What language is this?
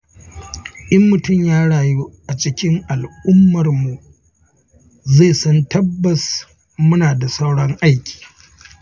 Hausa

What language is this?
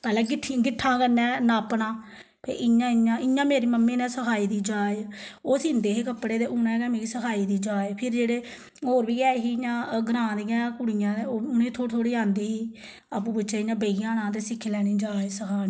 Dogri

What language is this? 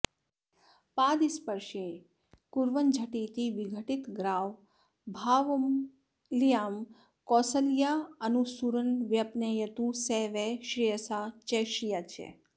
Sanskrit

